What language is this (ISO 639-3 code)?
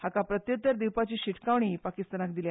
kok